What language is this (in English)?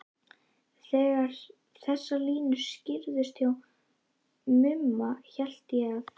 Icelandic